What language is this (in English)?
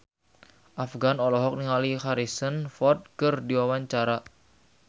Sundanese